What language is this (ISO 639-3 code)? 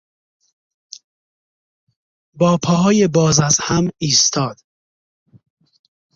fas